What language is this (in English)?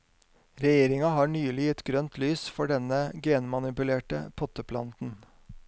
Norwegian